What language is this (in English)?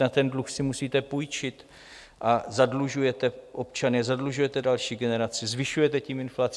Czech